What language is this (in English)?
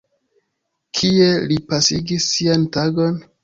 Esperanto